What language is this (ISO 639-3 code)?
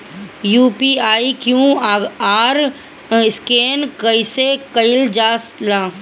bho